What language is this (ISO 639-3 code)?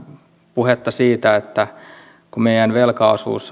fin